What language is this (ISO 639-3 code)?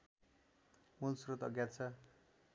nep